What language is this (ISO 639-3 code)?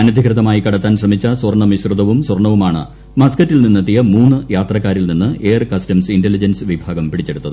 mal